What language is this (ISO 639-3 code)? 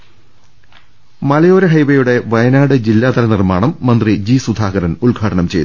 mal